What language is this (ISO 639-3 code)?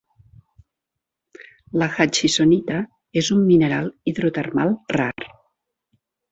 cat